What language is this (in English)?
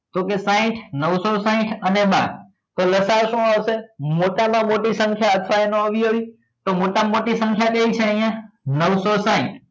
Gujarati